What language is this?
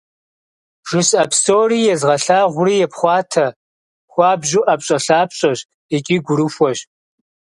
Kabardian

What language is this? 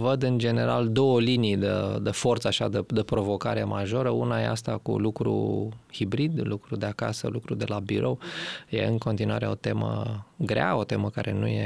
Romanian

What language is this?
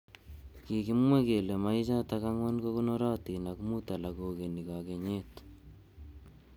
Kalenjin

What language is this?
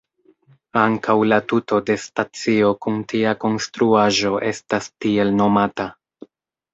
Esperanto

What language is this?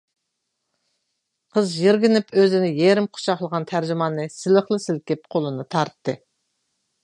Uyghur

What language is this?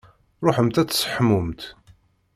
Kabyle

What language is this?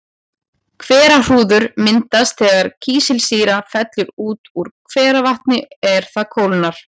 Icelandic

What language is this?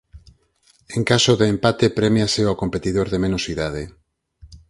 Galician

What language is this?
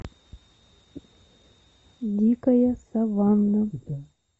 Russian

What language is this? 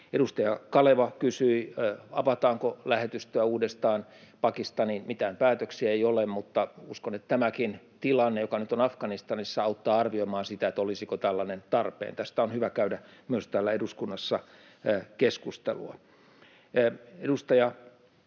Finnish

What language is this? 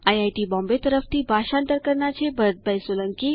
Gujarati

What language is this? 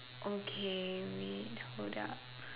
English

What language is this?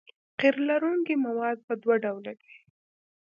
Pashto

